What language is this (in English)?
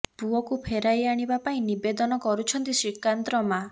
Odia